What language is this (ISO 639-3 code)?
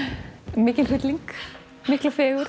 isl